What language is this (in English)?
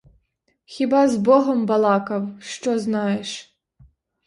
Ukrainian